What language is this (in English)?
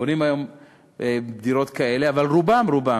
Hebrew